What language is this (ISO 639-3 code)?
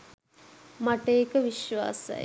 sin